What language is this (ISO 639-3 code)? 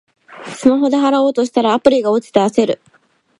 jpn